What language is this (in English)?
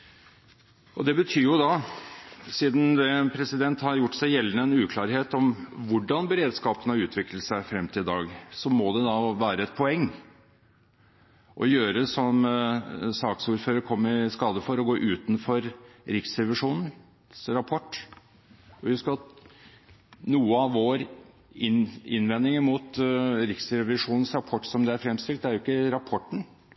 Norwegian Bokmål